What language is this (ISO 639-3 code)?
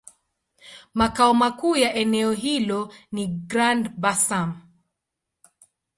swa